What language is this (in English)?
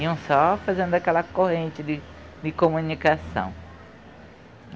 Portuguese